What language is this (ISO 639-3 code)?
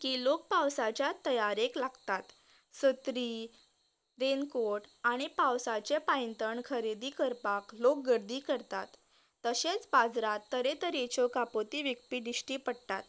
kok